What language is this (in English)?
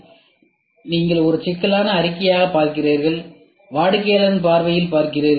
Tamil